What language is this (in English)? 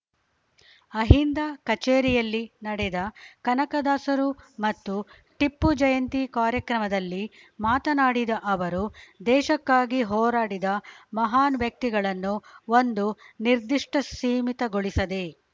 Kannada